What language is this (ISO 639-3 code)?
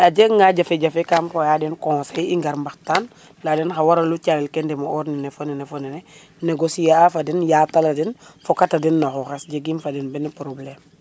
srr